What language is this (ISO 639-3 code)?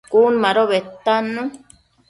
mcf